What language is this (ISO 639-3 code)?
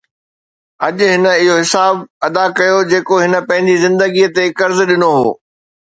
snd